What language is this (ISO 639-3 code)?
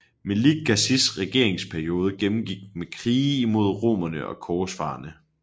dan